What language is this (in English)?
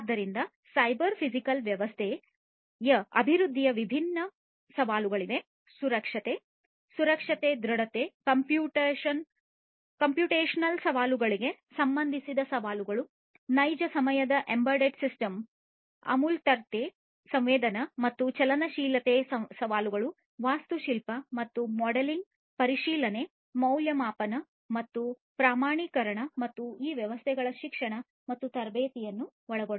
Kannada